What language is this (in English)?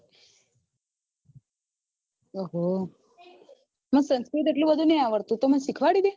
Gujarati